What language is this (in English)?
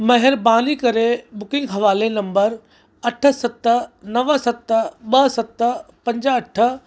Sindhi